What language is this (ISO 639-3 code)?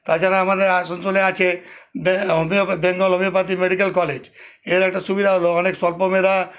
ben